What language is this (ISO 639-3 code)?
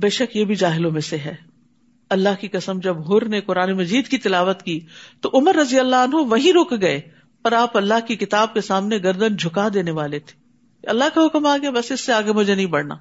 urd